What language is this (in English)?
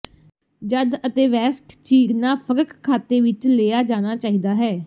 Punjabi